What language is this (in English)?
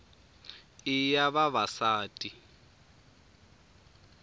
Tsonga